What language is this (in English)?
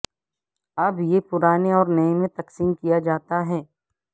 Urdu